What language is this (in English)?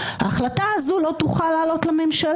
Hebrew